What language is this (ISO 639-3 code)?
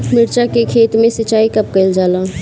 bho